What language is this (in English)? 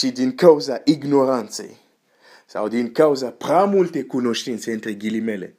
Romanian